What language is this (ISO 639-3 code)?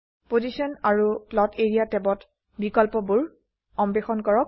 asm